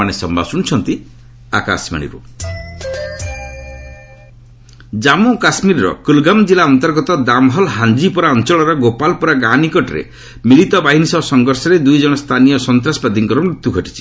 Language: Odia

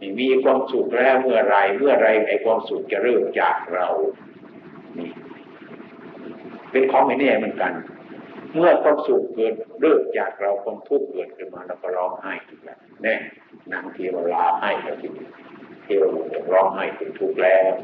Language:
Thai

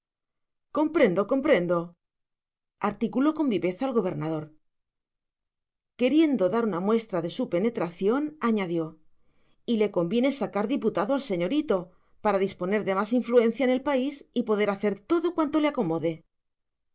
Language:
Spanish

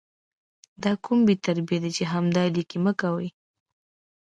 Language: Pashto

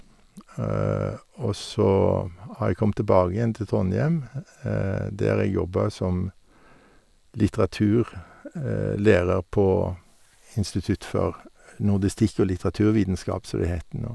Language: Norwegian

